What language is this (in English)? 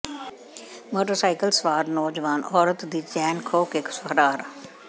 Punjabi